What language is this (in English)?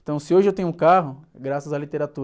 Portuguese